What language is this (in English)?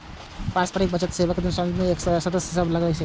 Maithili